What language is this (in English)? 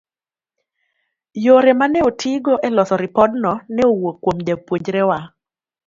Luo (Kenya and Tanzania)